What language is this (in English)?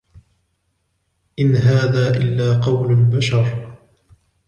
Arabic